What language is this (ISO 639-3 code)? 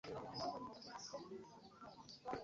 lug